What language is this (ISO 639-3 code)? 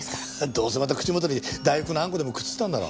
jpn